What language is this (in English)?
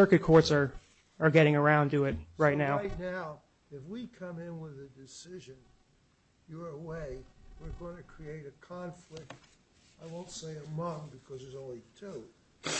English